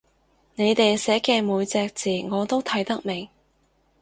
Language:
Cantonese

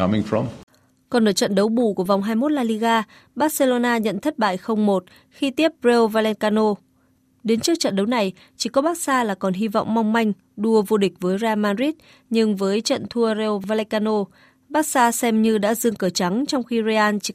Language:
Vietnamese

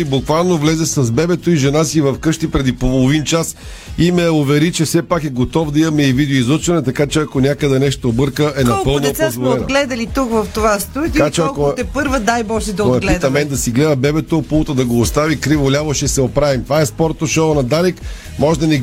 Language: Bulgarian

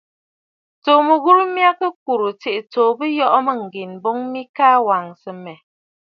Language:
Bafut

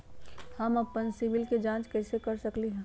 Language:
Magahi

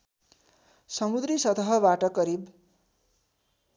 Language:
Nepali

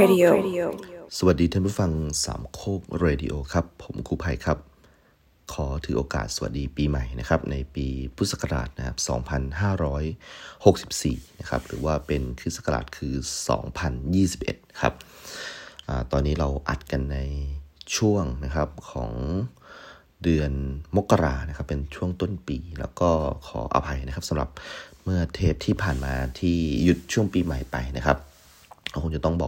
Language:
Thai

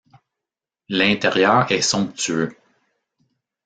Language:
French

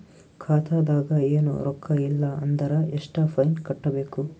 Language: Kannada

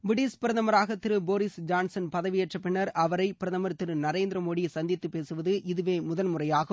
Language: Tamil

